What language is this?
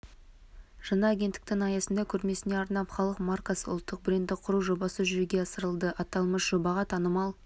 Kazakh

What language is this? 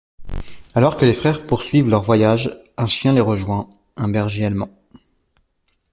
French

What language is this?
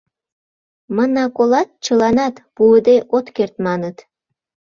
Mari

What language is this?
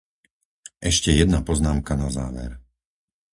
Slovak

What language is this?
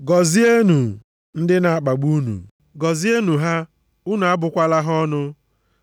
Igbo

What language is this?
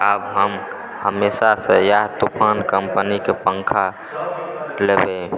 Maithili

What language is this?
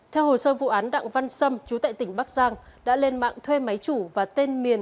Vietnamese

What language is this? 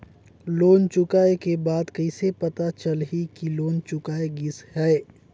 Chhattisgarhi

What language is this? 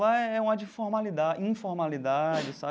Portuguese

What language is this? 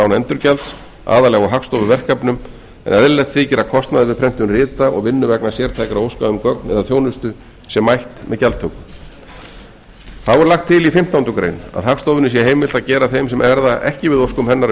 Icelandic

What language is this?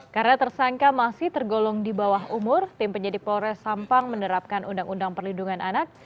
Indonesian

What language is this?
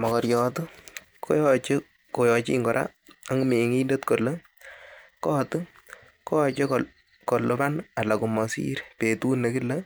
Kalenjin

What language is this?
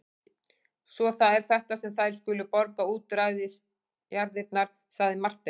Icelandic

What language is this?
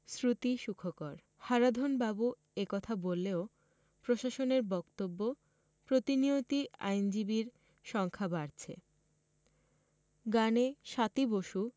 Bangla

